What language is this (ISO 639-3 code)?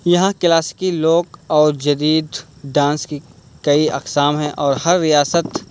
urd